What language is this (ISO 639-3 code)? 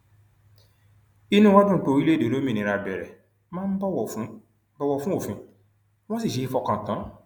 yor